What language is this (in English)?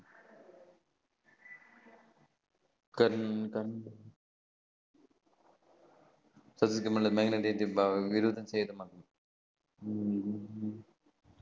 Tamil